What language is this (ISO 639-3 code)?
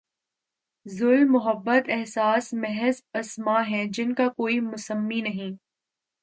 urd